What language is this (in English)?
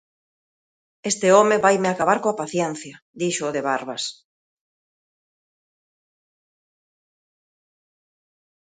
Galician